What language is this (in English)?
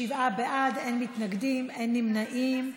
Hebrew